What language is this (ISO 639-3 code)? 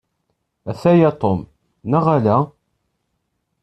kab